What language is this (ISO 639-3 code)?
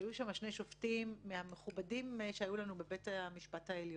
heb